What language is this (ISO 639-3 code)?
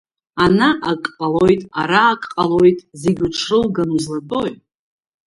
abk